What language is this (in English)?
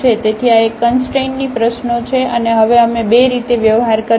Gujarati